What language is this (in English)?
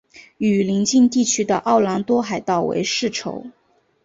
Chinese